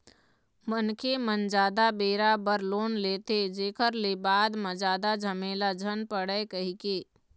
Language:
Chhattisgarhi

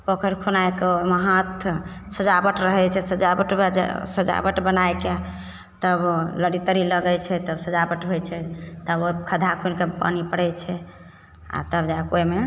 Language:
Maithili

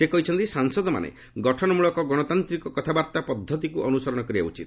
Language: Odia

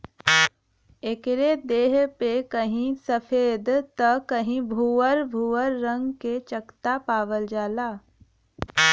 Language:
Bhojpuri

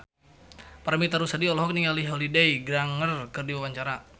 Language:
Sundanese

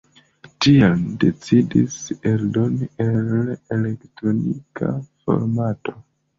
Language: Esperanto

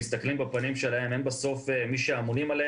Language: Hebrew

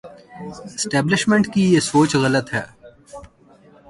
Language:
Urdu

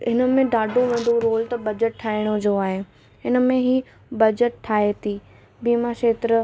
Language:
Sindhi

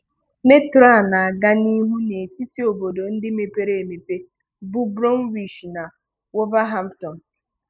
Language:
Igbo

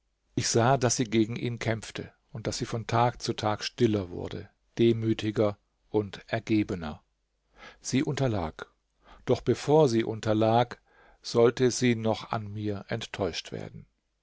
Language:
German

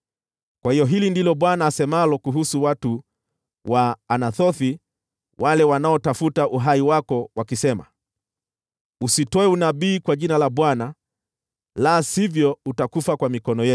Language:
Swahili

